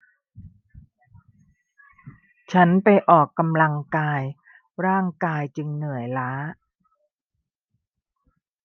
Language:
Thai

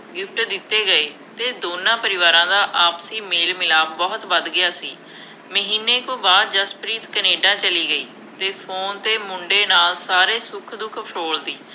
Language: Punjabi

